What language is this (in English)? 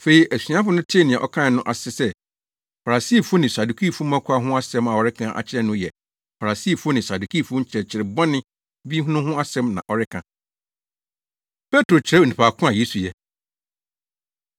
Akan